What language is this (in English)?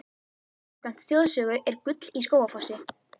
Icelandic